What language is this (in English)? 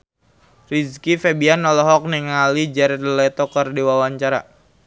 Sundanese